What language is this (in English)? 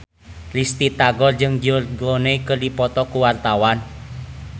Sundanese